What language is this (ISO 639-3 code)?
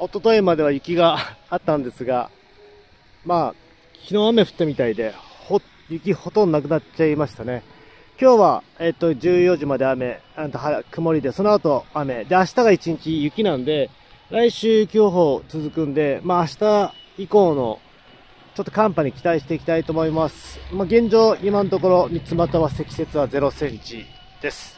jpn